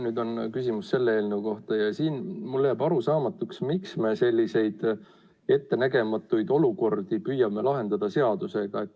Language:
Estonian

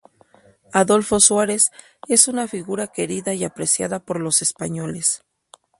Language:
Spanish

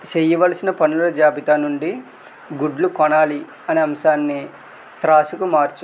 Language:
Telugu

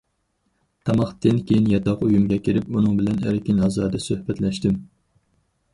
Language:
Uyghur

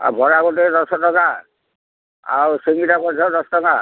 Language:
Odia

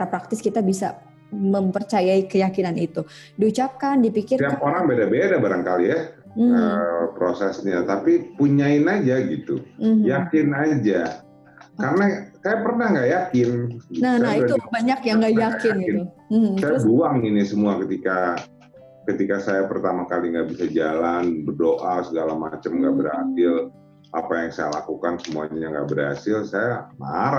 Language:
Indonesian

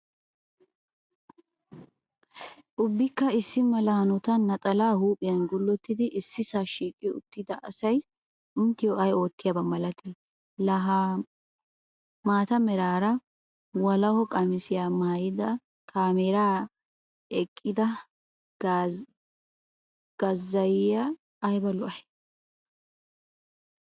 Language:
Wolaytta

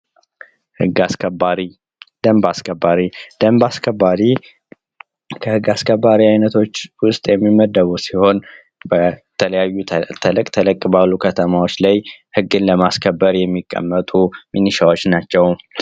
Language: Amharic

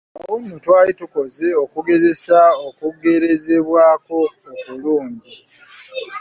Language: Ganda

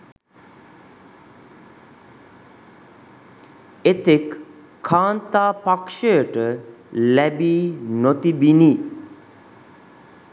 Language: Sinhala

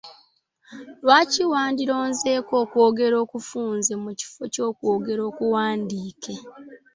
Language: Ganda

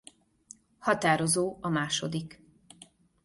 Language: Hungarian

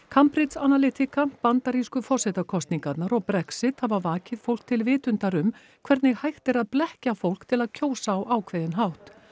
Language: Icelandic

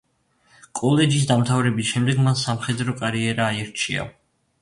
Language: Georgian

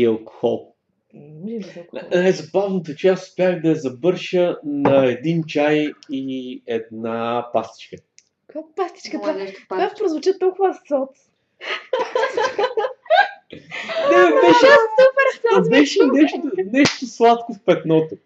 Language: Bulgarian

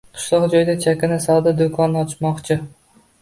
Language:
Uzbek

